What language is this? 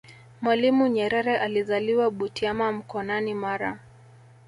Swahili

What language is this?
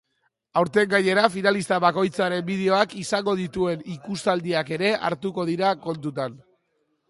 Basque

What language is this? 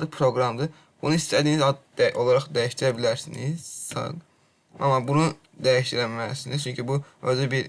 Azerbaijani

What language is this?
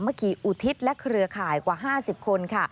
Thai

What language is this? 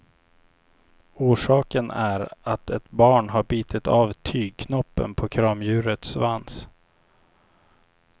Swedish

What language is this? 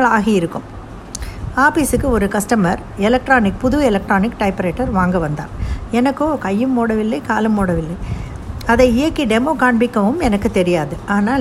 Tamil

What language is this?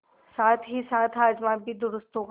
Hindi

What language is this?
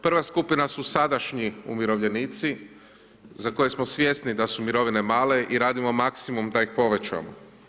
Croatian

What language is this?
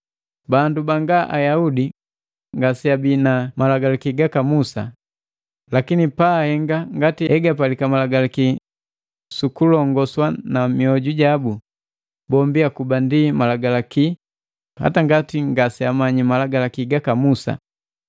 Matengo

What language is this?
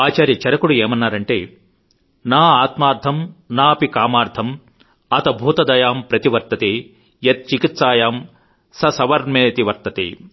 Telugu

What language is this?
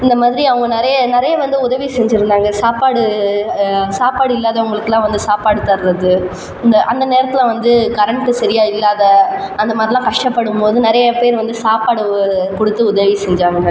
Tamil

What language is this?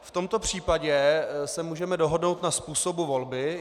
Czech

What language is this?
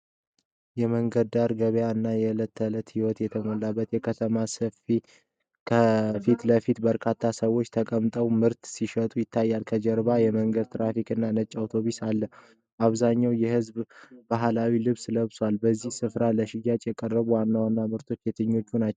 Amharic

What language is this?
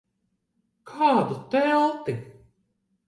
Latvian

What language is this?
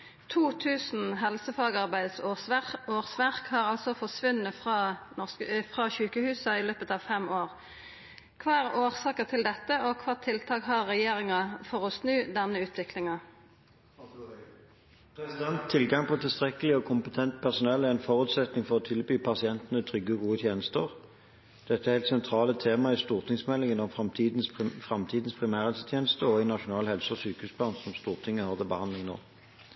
Norwegian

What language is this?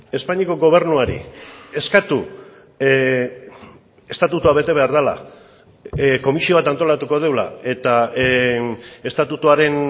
Basque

